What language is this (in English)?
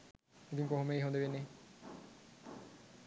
Sinhala